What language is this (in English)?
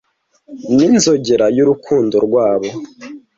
Kinyarwanda